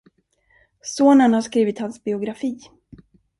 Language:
Swedish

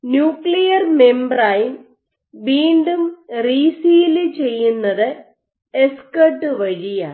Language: Malayalam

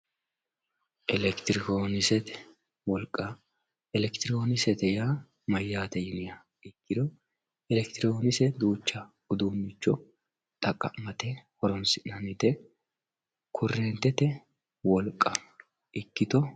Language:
Sidamo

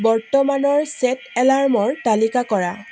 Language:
Assamese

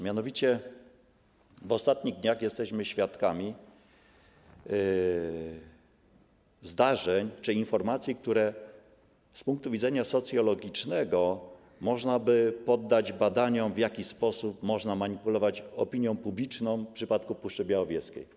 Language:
Polish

